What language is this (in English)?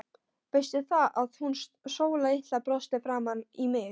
Icelandic